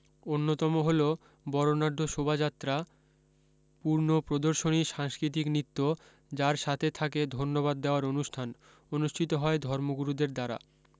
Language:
Bangla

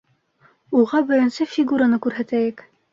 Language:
Bashkir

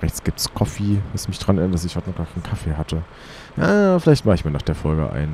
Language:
German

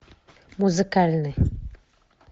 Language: Russian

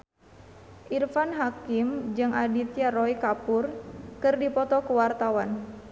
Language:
Sundanese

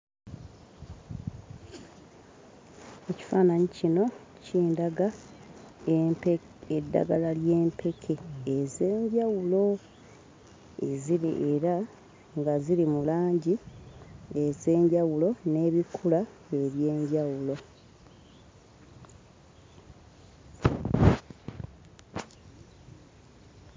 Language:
Ganda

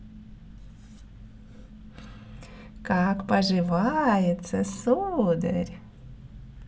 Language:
Russian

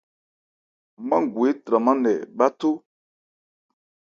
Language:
Ebrié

